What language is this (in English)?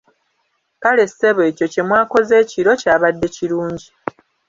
Ganda